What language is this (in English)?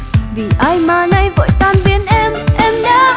Vietnamese